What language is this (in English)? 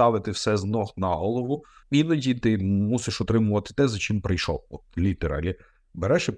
Ukrainian